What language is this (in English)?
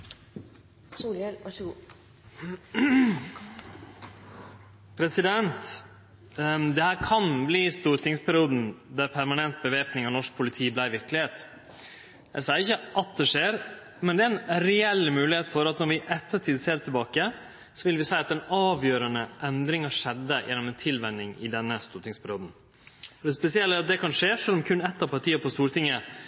Norwegian